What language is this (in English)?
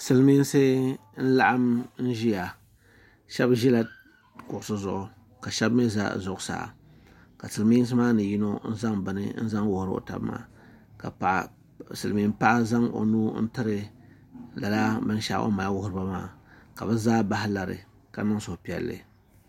Dagbani